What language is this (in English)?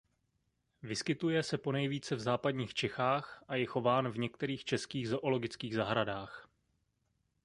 Czech